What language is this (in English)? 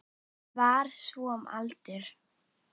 Icelandic